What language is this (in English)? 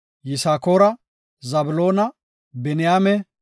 Gofa